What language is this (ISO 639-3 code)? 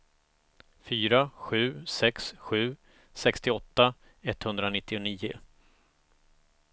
swe